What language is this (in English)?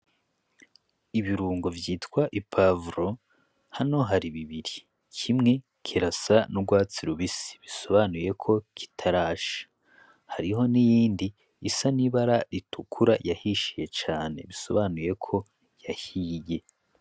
Rundi